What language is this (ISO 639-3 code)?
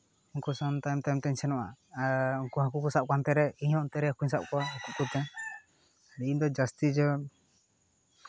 sat